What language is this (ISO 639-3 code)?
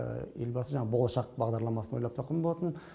kaz